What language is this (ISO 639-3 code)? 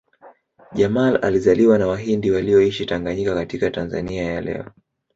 swa